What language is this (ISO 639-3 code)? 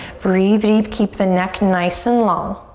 eng